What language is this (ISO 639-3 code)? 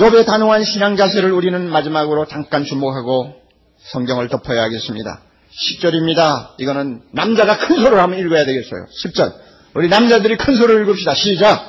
kor